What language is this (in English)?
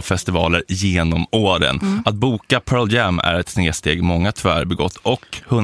Swedish